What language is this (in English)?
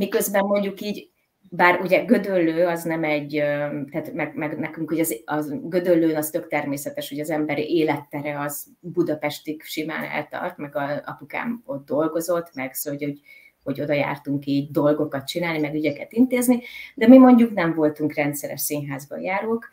Hungarian